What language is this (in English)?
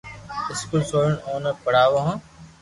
Loarki